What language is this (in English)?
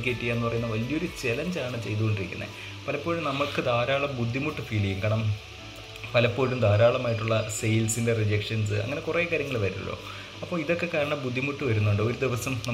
Malayalam